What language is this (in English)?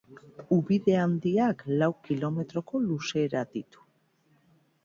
Basque